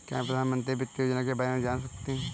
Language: Hindi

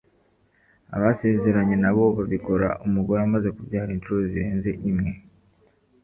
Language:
Kinyarwanda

